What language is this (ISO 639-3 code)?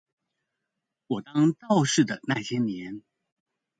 zho